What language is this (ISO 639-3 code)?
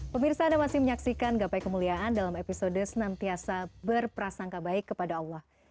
ind